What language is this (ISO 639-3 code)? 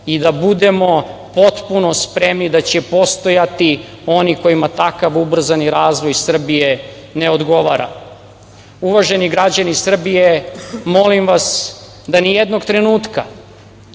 srp